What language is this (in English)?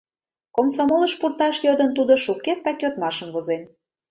Mari